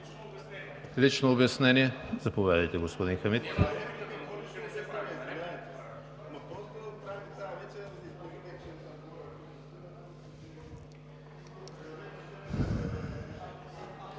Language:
Bulgarian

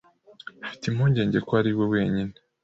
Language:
Kinyarwanda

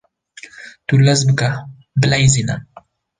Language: Kurdish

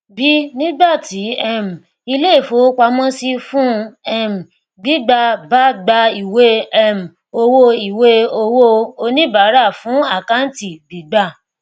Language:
Yoruba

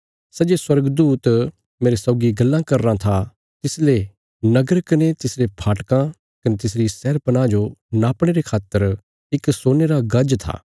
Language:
Bilaspuri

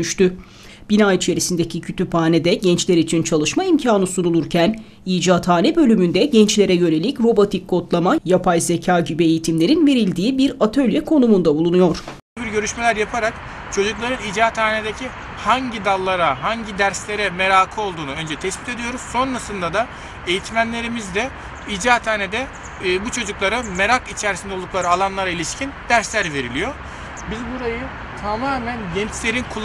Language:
Turkish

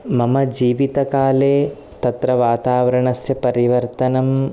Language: Sanskrit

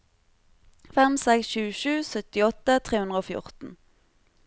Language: Norwegian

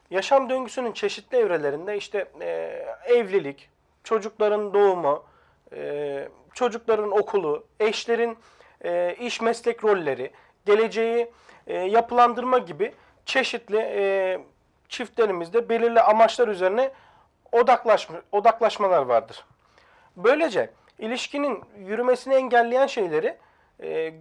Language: Turkish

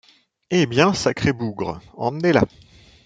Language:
French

